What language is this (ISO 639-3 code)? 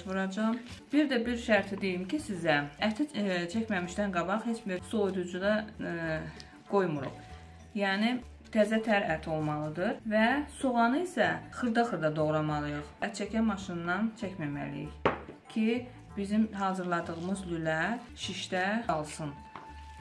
tur